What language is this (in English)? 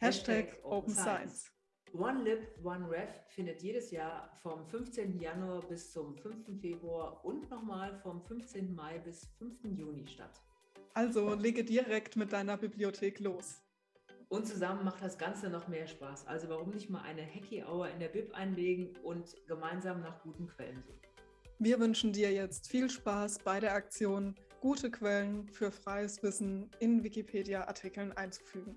German